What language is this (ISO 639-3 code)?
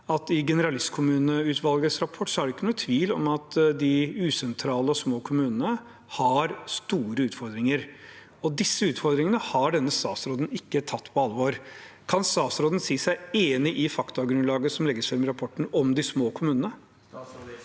nor